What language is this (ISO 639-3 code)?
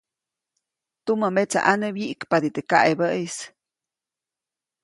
zoc